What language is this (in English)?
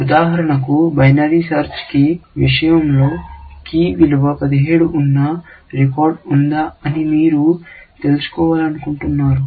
Telugu